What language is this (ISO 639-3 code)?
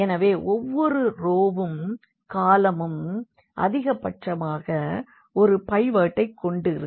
tam